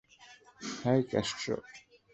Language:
Bangla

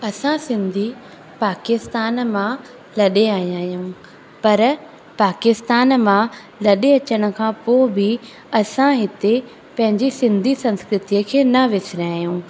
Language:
Sindhi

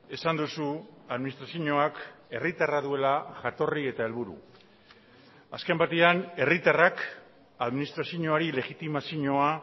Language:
Basque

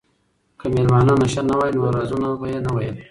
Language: Pashto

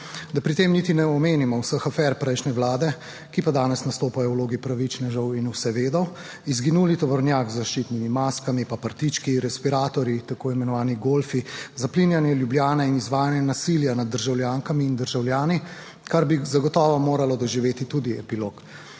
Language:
Slovenian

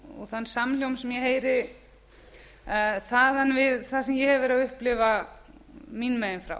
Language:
Icelandic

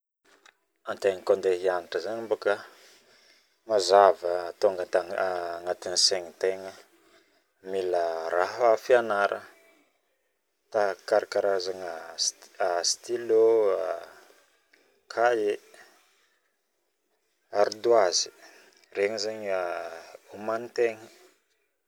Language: Northern Betsimisaraka Malagasy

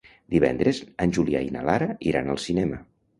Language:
Catalan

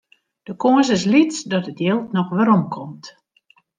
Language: Western Frisian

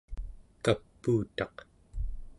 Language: Central Yupik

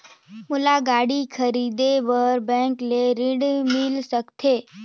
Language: Chhattisgarhi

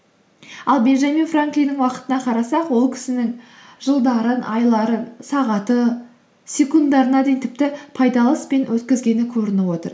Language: Kazakh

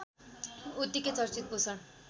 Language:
Nepali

